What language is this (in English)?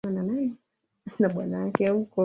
Swahili